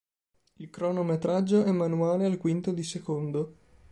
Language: Italian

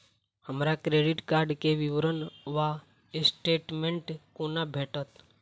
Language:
Maithili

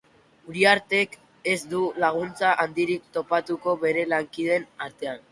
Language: Basque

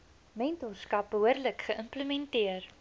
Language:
Afrikaans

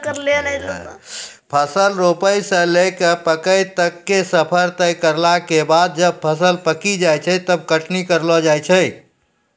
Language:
Maithili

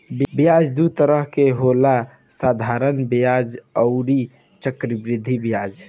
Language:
Bhojpuri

